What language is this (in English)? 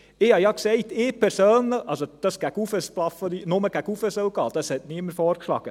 Swiss German